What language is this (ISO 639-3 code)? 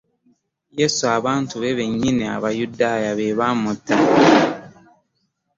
lug